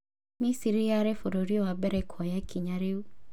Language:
Kikuyu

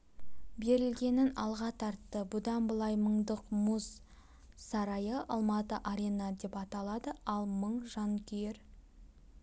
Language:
Kazakh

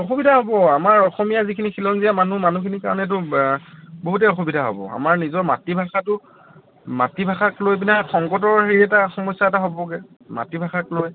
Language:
Assamese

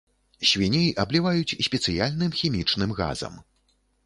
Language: Belarusian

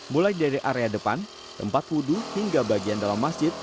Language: Indonesian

